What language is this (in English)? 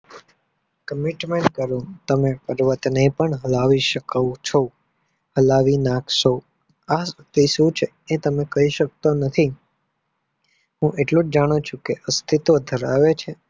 Gujarati